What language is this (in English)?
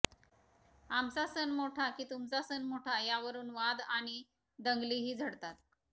Marathi